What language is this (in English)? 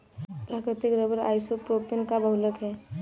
Hindi